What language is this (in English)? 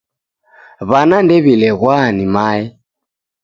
Taita